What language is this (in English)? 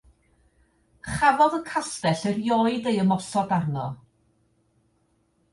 Welsh